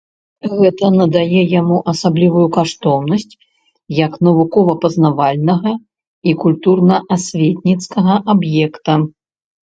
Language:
Belarusian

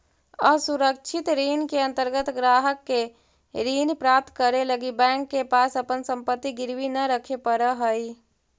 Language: Magahi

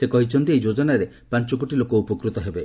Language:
Odia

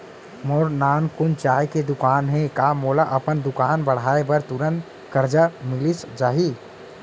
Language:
Chhattisgarhi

